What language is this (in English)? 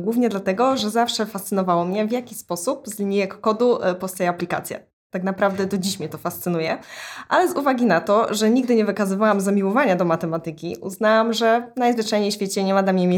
Polish